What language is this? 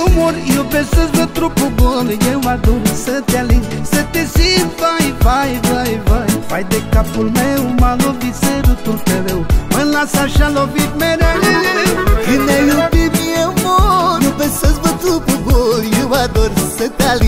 Romanian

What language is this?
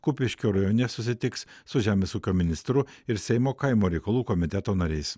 Lithuanian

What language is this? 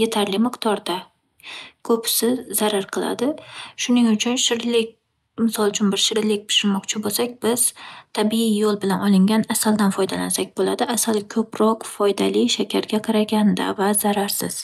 Uzbek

